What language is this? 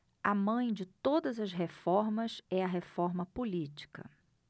Portuguese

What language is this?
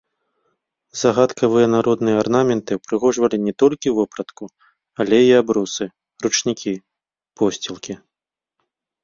Belarusian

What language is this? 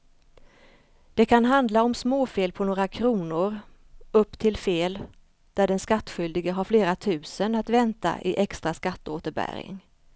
Swedish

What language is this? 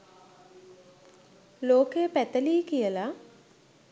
Sinhala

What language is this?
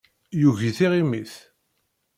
Kabyle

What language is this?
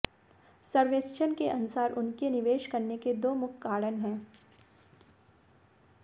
Hindi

